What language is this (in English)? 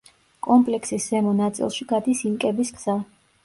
Georgian